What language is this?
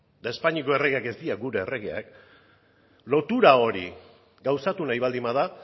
Basque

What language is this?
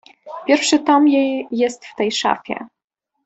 Polish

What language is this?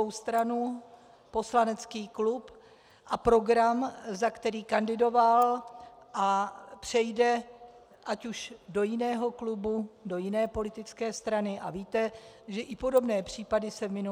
Czech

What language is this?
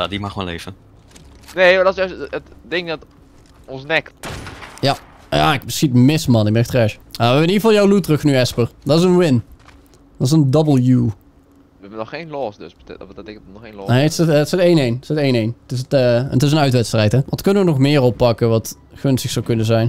Dutch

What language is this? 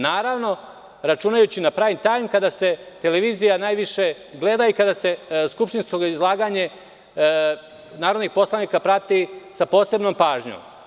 Serbian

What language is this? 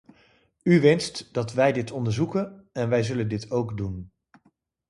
Dutch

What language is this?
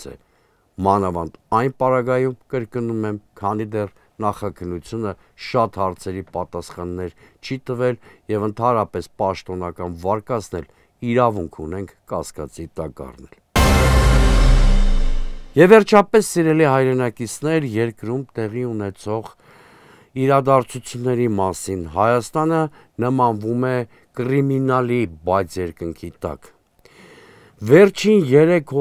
Romanian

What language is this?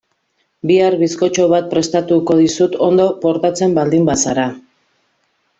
Basque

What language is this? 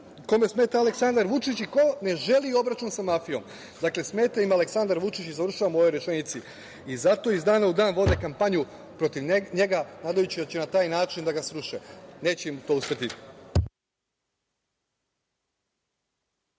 Serbian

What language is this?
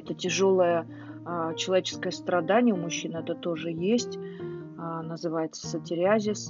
Russian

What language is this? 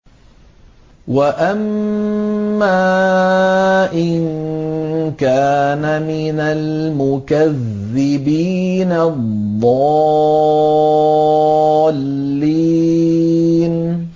Arabic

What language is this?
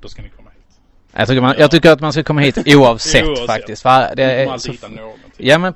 Swedish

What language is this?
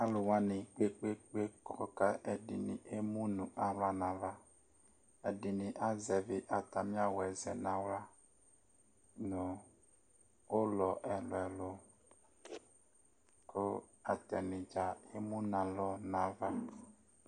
Ikposo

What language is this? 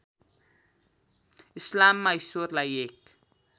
Nepali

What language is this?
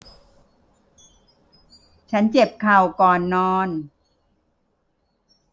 Thai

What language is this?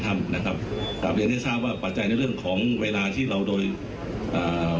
Thai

